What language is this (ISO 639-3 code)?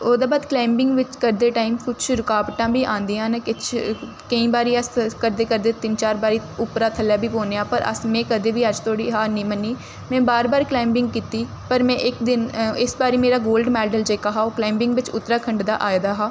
doi